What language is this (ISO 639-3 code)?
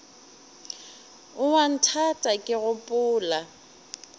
nso